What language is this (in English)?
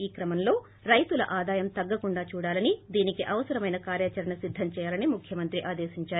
Telugu